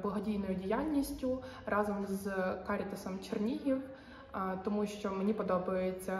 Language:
Ukrainian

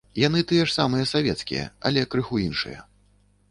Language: Belarusian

